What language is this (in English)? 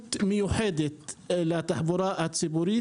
Hebrew